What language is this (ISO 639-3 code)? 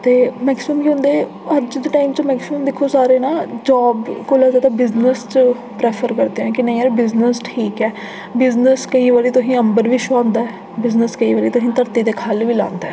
doi